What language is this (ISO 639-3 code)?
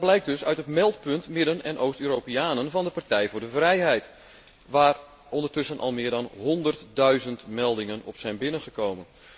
nld